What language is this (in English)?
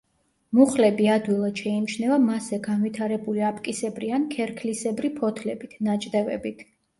Georgian